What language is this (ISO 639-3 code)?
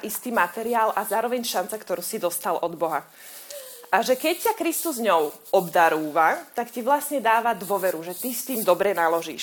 slk